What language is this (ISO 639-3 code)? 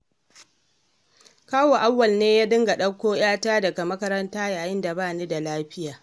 hau